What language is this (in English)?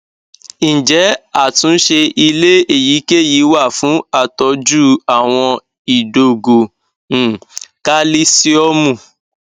Yoruba